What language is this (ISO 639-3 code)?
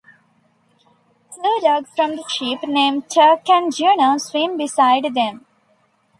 eng